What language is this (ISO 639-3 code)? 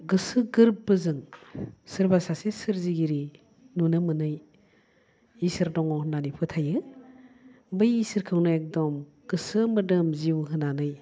brx